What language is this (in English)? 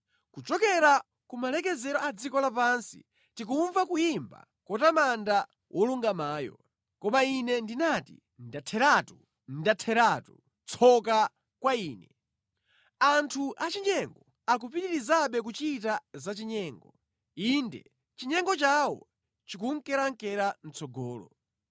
Nyanja